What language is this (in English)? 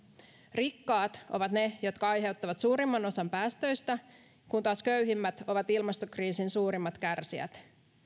Finnish